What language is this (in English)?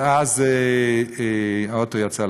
Hebrew